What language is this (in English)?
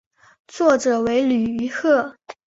Chinese